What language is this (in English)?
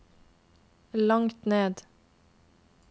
Norwegian